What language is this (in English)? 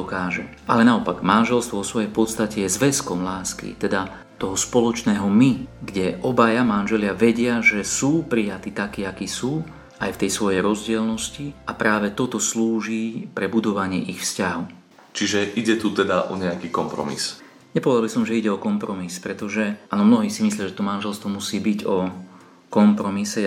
Slovak